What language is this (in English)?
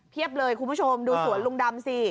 Thai